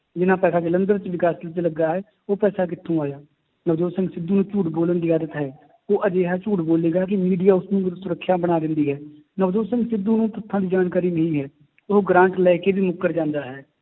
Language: Punjabi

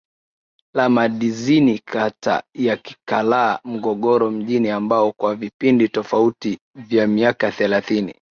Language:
Swahili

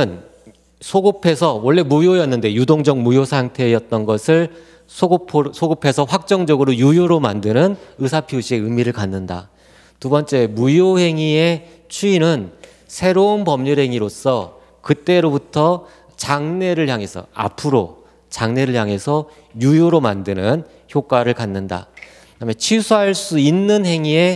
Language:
Korean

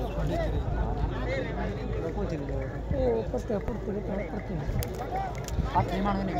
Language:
Romanian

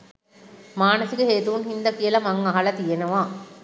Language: Sinhala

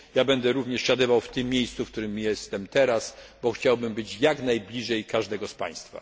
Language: Polish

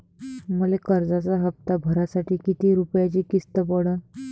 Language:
Marathi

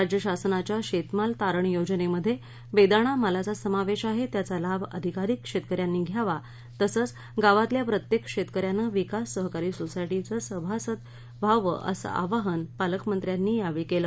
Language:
Marathi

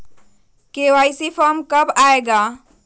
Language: Magahi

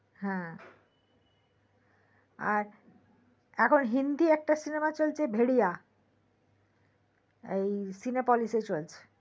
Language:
Bangla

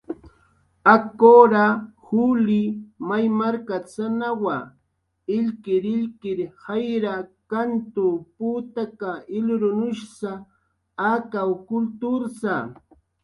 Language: Jaqaru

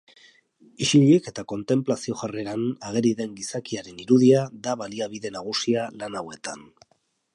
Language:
Basque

